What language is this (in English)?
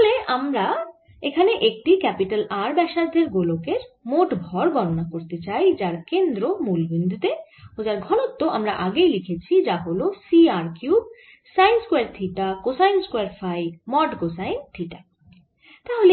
Bangla